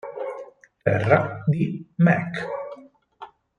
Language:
Italian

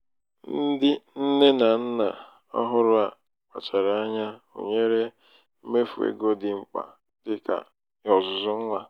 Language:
Igbo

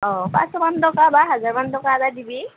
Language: Assamese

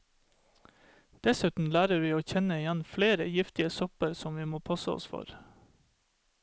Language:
Norwegian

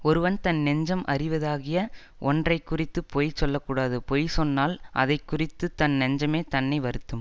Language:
Tamil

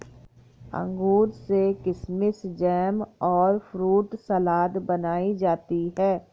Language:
Hindi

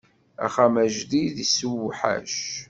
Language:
Kabyle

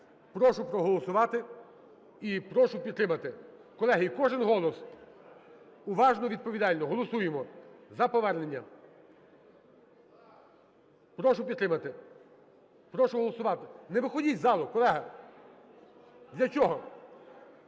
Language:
Ukrainian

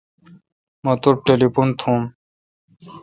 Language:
Kalkoti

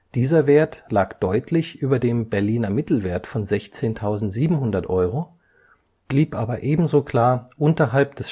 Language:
German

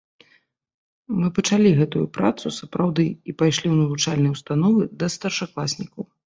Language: Belarusian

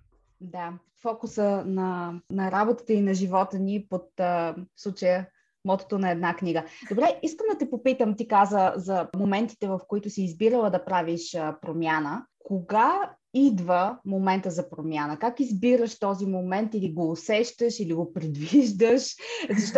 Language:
Bulgarian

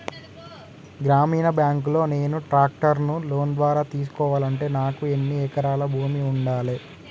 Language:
Telugu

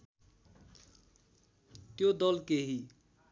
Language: Nepali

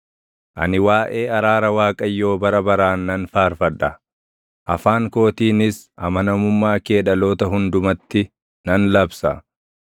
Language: Oromo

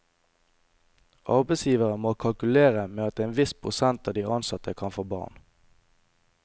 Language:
Norwegian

